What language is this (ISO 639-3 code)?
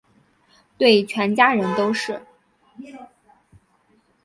zho